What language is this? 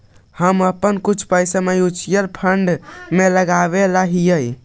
Magahi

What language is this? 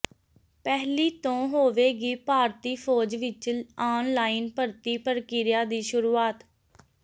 Punjabi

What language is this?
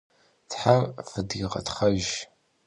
Kabardian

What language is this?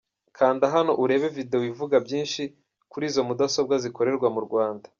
Kinyarwanda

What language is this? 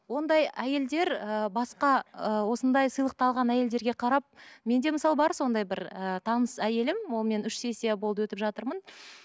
Kazakh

